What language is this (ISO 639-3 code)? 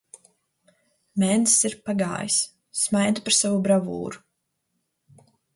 lav